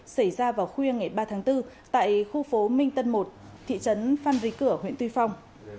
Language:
Vietnamese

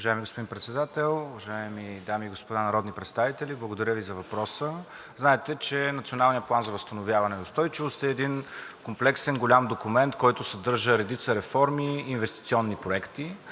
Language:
Bulgarian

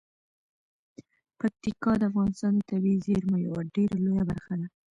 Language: Pashto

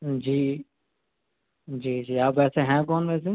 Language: Urdu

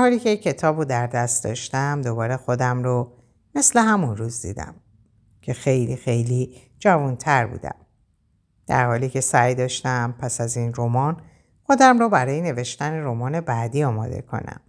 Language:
Persian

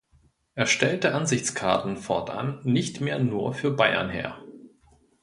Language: German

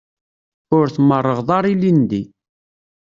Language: Kabyle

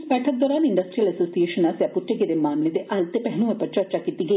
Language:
Dogri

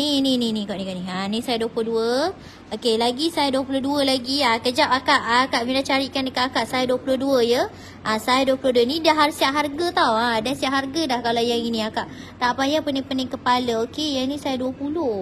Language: Malay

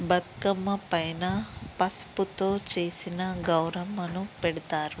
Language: Telugu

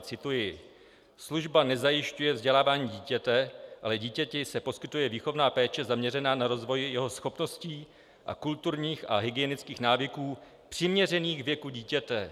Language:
Czech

